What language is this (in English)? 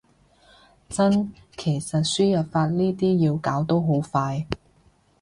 Cantonese